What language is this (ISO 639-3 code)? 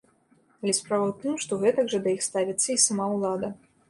bel